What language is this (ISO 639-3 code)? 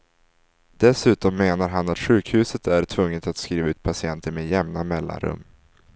swe